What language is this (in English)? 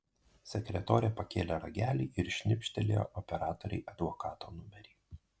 Lithuanian